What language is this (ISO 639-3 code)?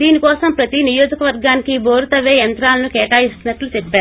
tel